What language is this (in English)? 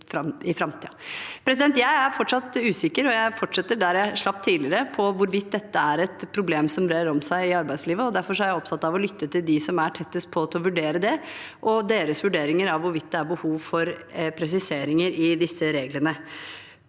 Norwegian